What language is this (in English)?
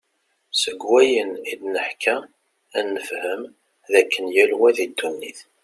Kabyle